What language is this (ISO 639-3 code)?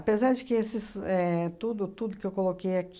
por